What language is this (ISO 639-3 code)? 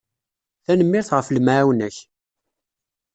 kab